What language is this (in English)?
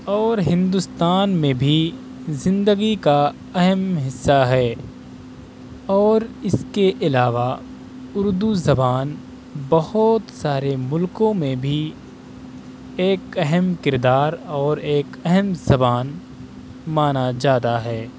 Urdu